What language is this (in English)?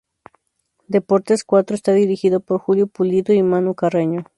Spanish